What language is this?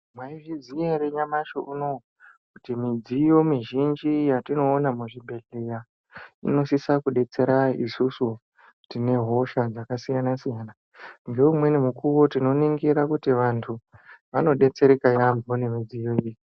Ndau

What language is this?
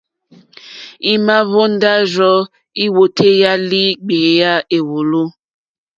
Mokpwe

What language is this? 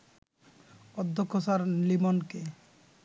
Bangla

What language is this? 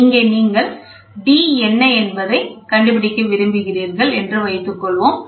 Tamil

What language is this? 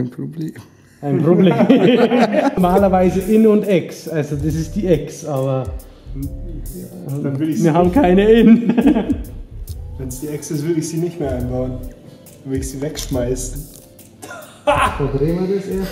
German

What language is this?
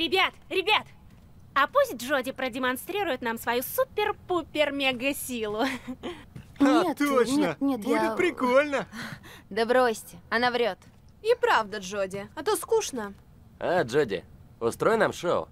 Russian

